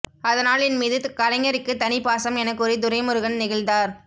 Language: Tamil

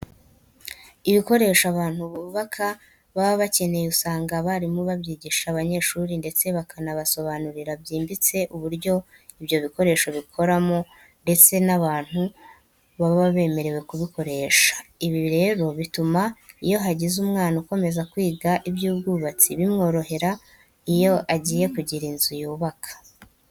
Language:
Kinyarwanda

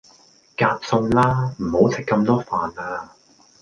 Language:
Cantonese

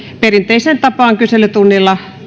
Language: Finnish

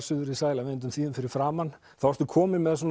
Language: Icelandic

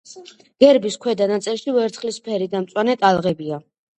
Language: Georgian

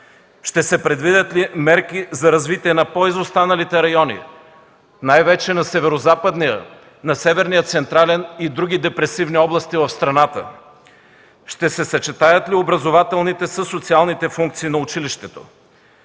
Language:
Bulgarian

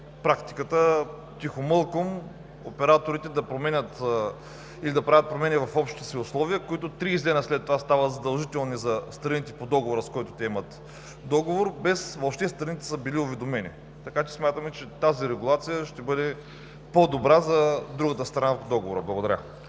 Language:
Bulgarian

